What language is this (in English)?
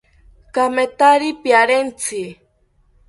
South Ucayali Ashéninka